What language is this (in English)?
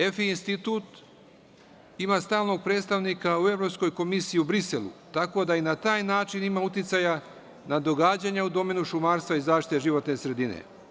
Serbian